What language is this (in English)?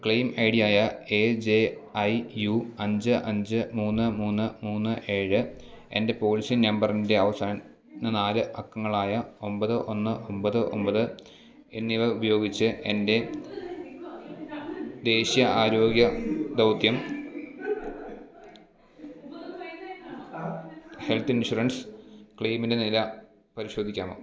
Malayalam